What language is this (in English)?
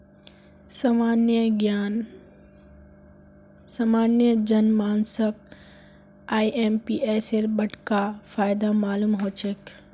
Magahi